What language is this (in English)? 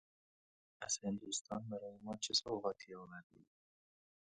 Persian